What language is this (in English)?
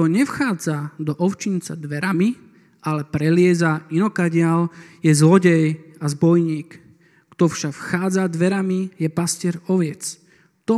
Slovak